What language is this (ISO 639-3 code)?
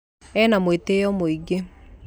kik